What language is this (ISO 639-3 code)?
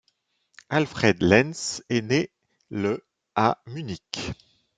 fra